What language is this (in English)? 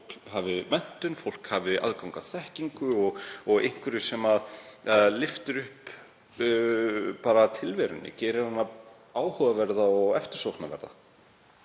Icelandic